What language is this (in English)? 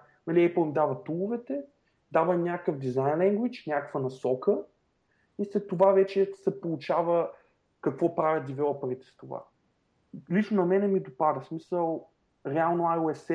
Bulgarian